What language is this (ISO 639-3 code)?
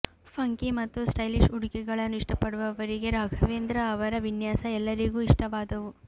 kan